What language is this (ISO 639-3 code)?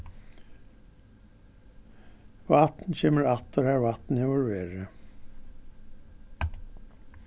fao